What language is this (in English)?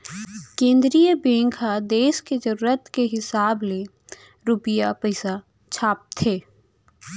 Chhattisgarhi